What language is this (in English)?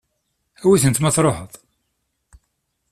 Kabyle